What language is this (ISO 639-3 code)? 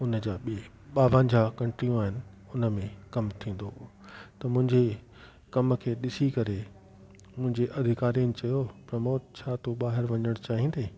snd